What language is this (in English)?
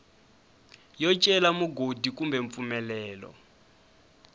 Tsonga